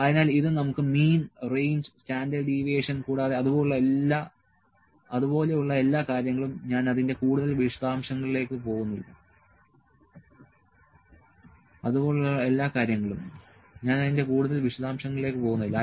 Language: Malayalam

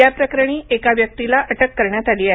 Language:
Marathi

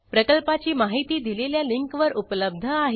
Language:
Marathi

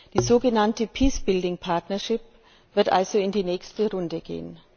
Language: German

